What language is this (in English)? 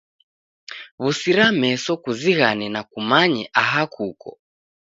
Taita